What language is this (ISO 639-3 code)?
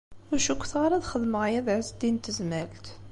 kab